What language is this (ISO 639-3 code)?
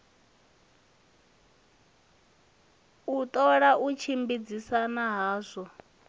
ven